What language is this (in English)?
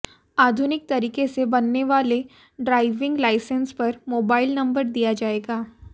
Hindi